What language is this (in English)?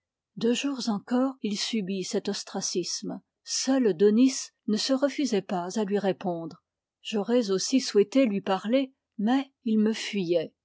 French